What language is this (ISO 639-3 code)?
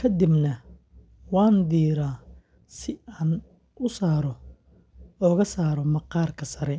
som